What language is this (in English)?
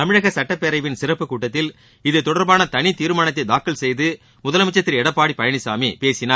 Tamil